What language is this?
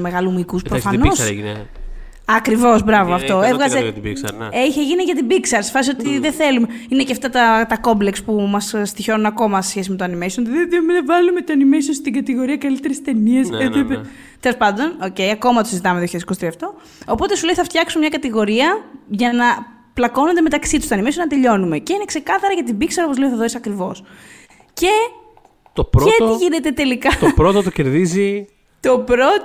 Greek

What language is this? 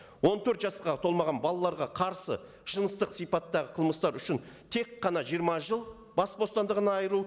Kazakh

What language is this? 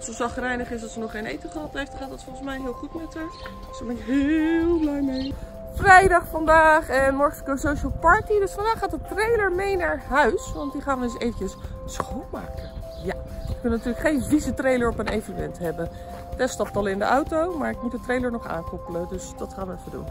Dutch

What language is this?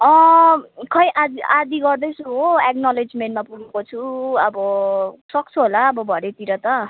Nepali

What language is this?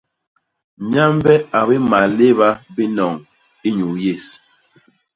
Basaa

